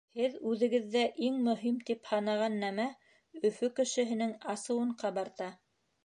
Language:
Bashkir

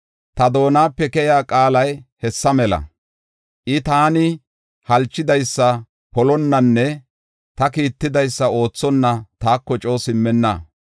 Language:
Gofa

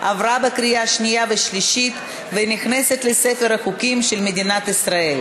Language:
Hebrew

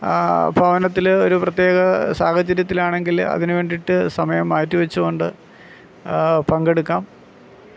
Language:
Malayalam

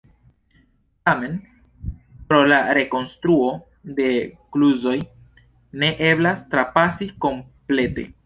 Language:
Esperanto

